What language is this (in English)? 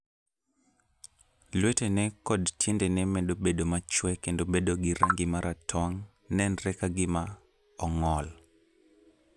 Luo (Kenya and Tanzania)